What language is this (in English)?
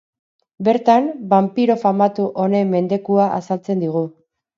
Basque